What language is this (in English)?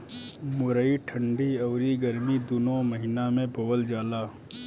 Bhojpuri